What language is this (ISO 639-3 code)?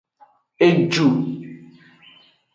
ajg